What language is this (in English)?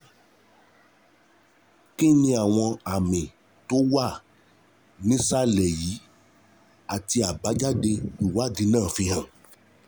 Yoruba